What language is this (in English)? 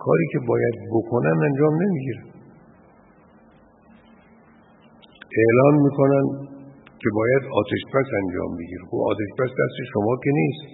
Persian